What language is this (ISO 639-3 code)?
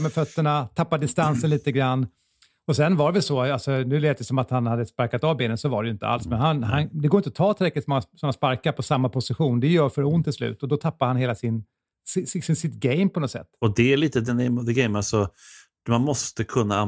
swe